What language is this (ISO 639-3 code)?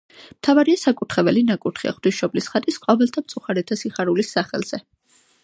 kat